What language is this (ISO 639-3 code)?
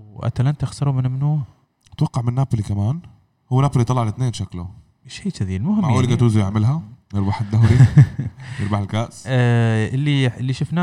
ara